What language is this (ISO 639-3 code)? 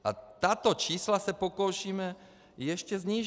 ces